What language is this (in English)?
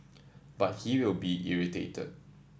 English